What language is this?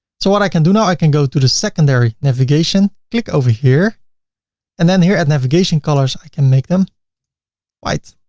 English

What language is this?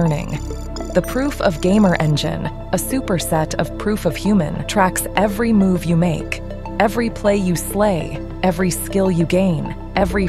English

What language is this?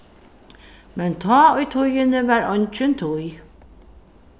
Faroese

